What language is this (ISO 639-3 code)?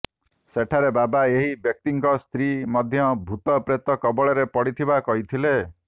ori